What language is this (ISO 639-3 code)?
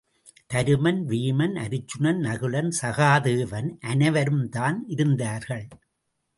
tam